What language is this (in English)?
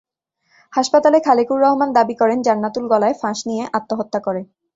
Bangla